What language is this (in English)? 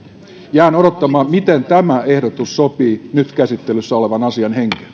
Finnish